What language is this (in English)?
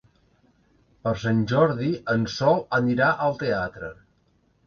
Catalan